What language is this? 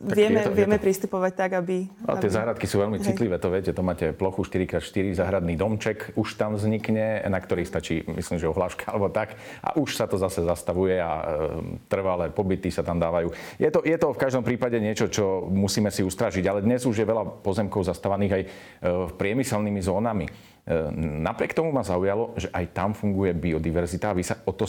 Slovak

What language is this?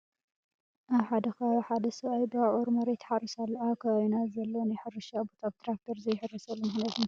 Tigrinya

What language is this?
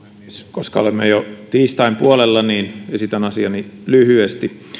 Finnish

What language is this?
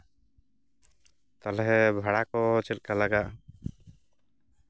Santali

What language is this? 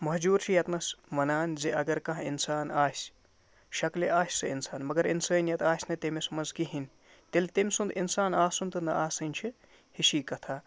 Kashmiri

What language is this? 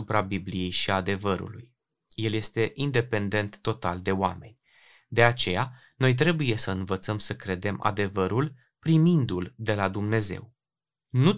Romanian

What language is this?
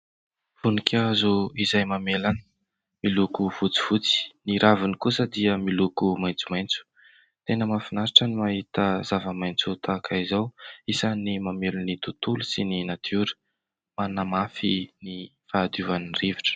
Malagasy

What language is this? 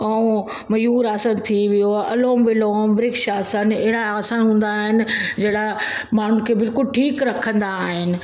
Sindhi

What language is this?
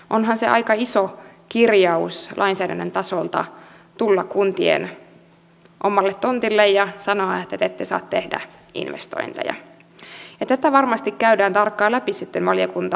Finnish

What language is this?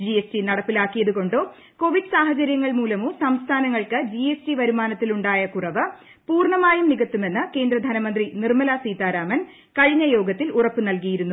Malayalam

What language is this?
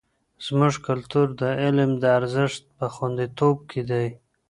Pashto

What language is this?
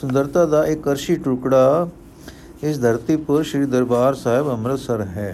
Punjabi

